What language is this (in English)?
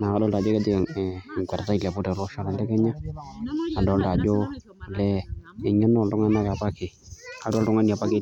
Masai